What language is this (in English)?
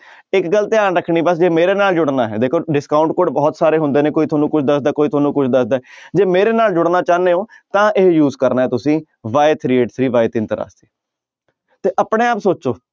Punjabi